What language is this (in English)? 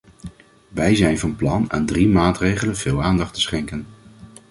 Dutch